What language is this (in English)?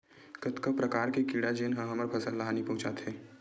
Chhattisgarhi